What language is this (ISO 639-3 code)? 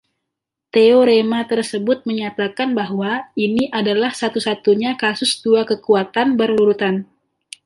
ind